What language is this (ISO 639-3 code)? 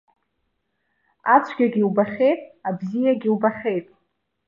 abk